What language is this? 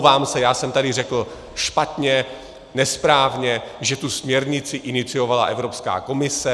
Czech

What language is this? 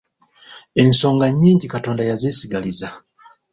Ganda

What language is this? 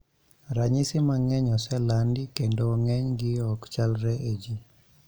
Luo (Kenya and Tanzania)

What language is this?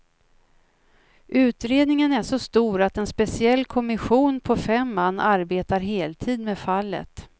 Swedish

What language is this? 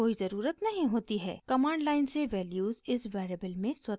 Hindi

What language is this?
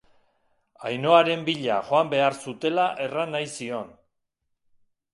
Basque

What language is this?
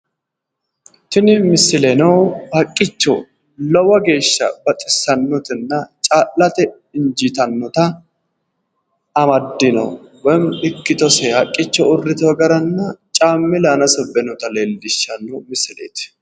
Sidamo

